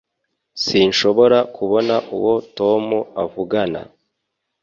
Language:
Kinyarwanda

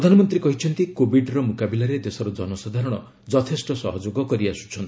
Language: Odia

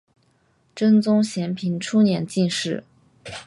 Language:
Chinese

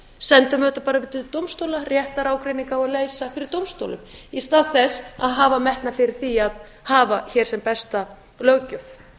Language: Icelandic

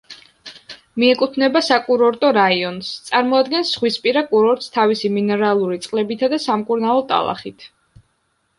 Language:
Georgian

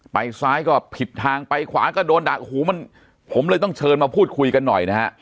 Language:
Thai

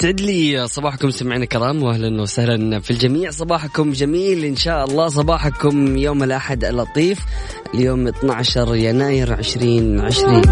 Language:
Arabic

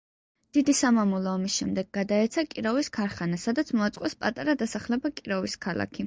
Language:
Georgian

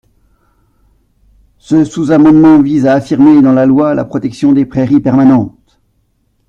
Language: French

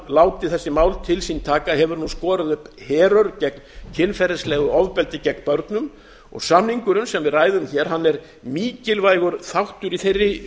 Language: Icelandic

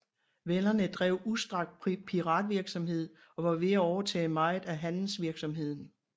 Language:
Danish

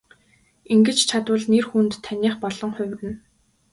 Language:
Mongolian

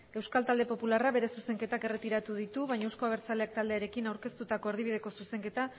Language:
Basque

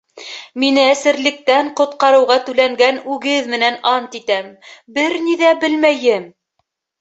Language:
Bashkir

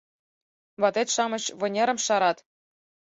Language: Mari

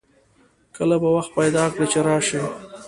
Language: Pashto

